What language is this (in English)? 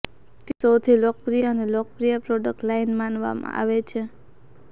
Gujarati